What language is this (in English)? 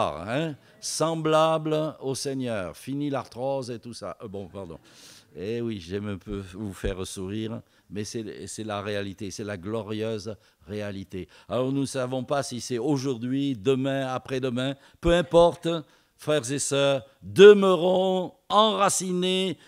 French